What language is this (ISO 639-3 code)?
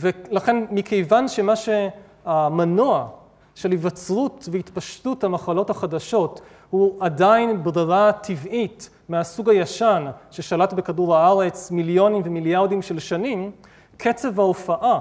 heb